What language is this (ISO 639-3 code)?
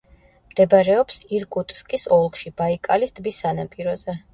kat